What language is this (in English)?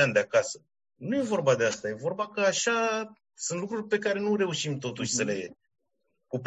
Romanian